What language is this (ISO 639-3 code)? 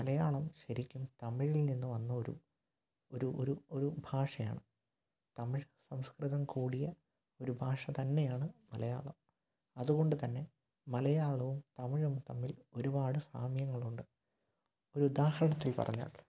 mal